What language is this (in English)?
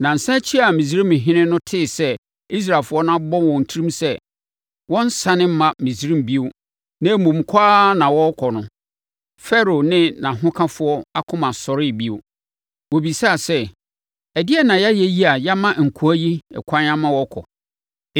Akan